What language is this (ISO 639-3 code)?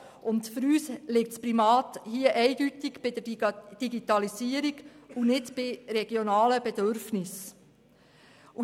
gsw